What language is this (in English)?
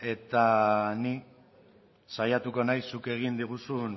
Basque